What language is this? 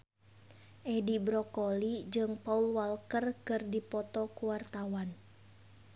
Sundanese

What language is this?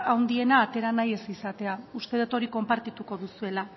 Basque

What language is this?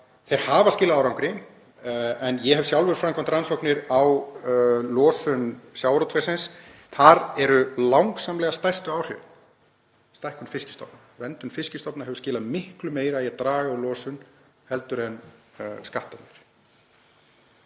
Icelandic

